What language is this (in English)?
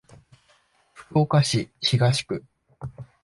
Japanese